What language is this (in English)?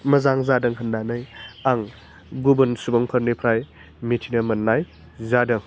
Bodo